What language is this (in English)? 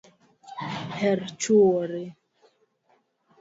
Luo (Kenya and Tanzania)